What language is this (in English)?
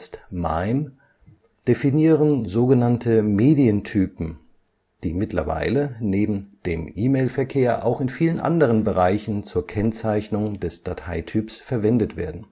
German